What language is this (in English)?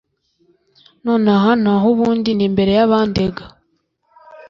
Kinyarwanda